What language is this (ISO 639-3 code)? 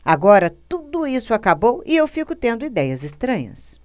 por